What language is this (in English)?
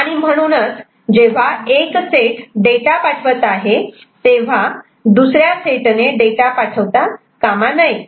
Marathi